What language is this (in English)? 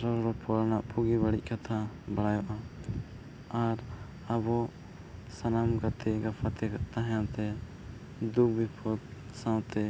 Santali